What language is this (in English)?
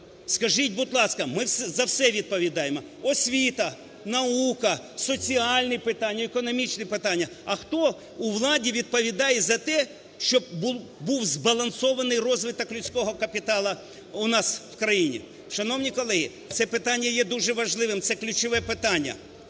Ukrainian